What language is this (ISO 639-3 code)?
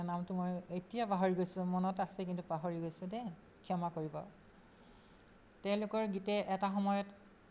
asm